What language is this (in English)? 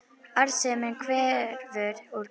Icelandic